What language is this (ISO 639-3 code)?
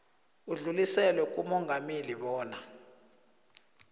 nbl